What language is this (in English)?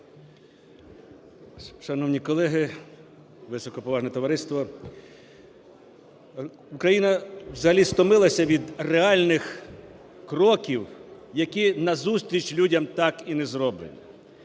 Ukrainian